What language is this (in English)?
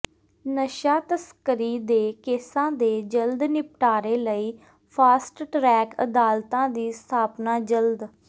Punjabi